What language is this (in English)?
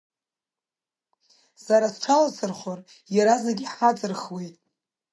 Abkhazian